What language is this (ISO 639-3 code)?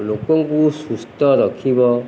ori